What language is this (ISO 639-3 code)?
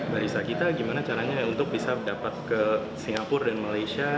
ind